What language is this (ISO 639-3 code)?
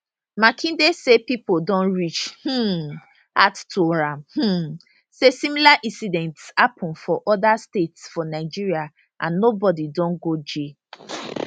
pcm